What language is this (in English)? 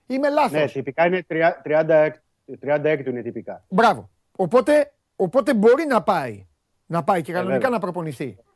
Greek